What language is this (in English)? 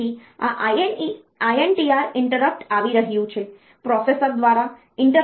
Gujarati